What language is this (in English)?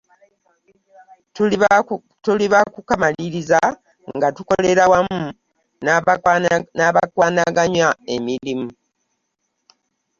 Ganda